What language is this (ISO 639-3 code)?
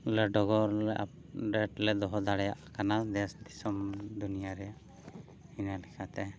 sat